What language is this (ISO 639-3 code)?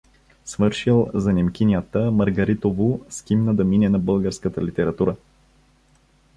bul